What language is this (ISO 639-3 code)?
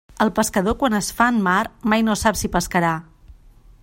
cat